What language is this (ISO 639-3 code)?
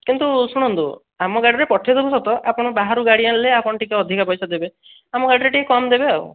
ori